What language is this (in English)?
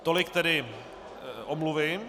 Czech